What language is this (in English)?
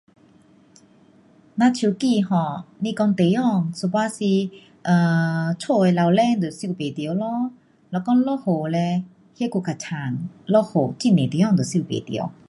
Pu-Xian Chinese